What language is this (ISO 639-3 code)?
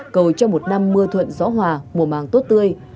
vie